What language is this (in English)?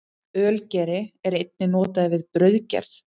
Icelandic